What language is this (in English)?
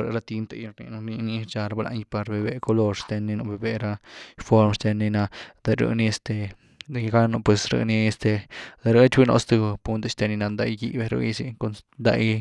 Güilá Zapotec